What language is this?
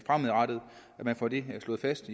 Danish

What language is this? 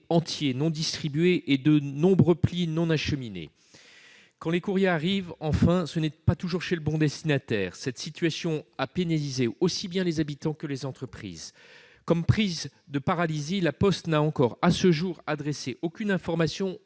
French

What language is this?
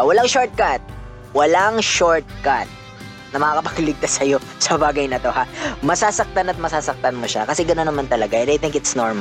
Filipino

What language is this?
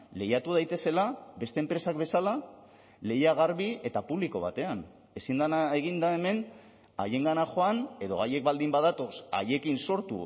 Basque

